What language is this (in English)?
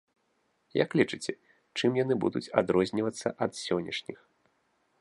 Belarusian